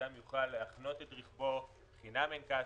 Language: Hebrew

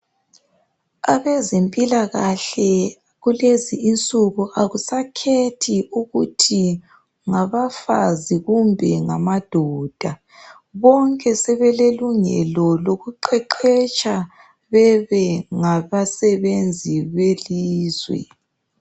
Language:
North Ndebele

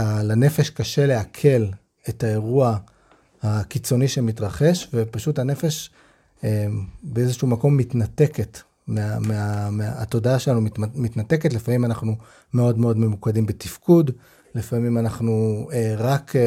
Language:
Hebrew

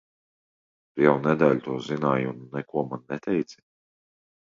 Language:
Latvian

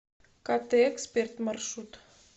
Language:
Russian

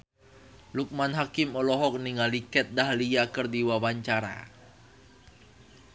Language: Sundanese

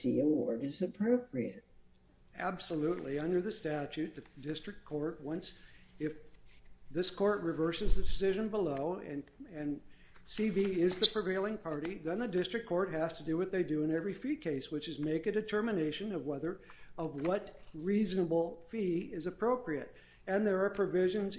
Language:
English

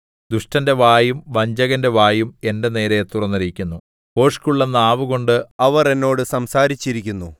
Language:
Malayalam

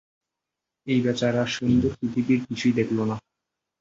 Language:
Bangla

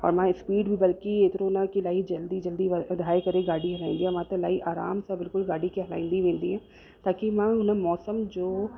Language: Sindhi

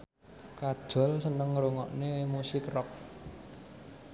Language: Javanese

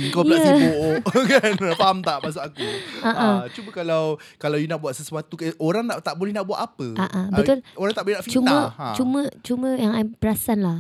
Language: Malay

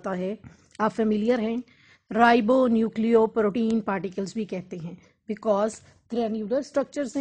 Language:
Hindi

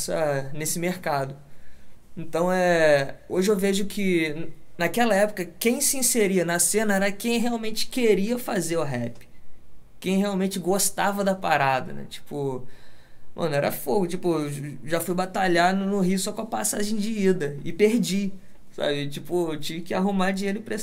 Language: Portuguese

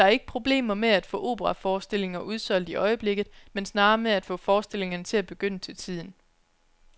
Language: Danish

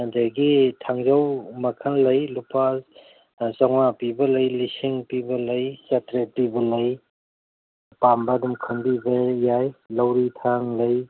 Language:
Manipuri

